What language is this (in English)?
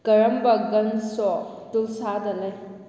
Manipuri